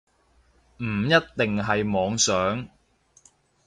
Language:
Cantonese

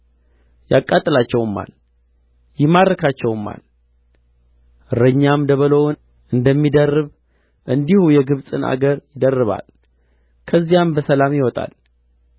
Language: Amharic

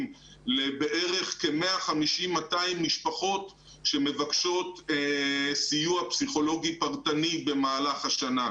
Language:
Hebrew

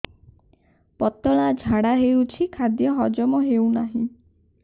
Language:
Odia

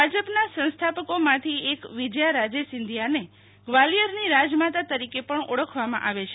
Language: Gujarati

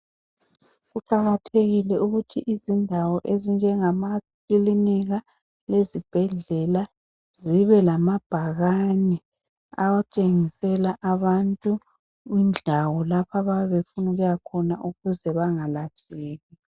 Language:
North Ndebele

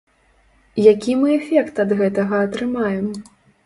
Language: Belarusian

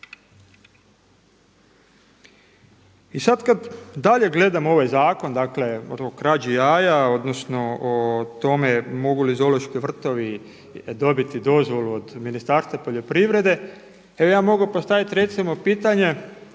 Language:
Croatian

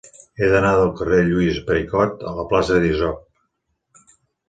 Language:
Catalan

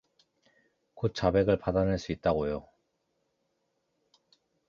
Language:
Korean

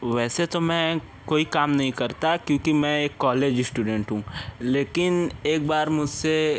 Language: Hindi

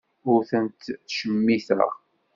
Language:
Kabyle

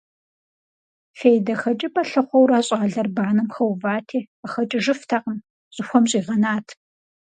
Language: Kabardian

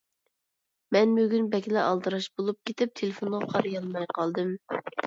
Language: Uyghur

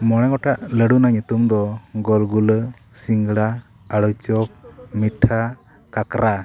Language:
Santali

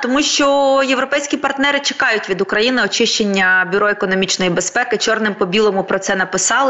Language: Ukrainian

